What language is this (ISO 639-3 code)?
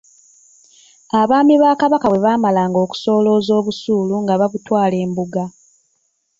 lug